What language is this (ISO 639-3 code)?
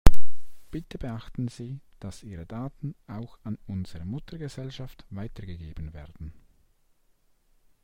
deu